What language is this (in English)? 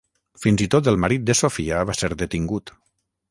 Catalan